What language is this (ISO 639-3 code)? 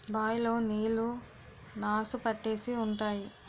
tel